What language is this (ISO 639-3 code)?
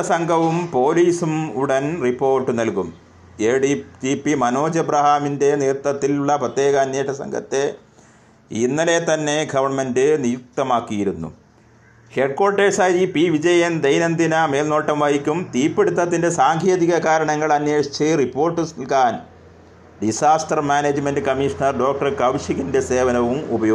mal